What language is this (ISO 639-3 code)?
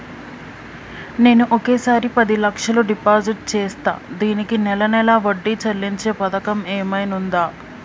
tel